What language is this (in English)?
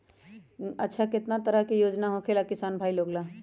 Magahi